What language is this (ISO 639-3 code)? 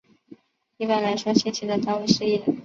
zho